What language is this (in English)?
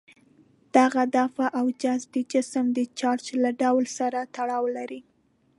Pashto